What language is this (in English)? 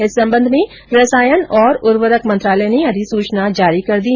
Hindi